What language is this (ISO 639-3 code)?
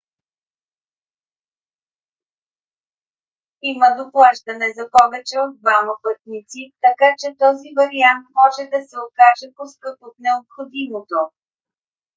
bul